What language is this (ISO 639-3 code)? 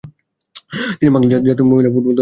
ben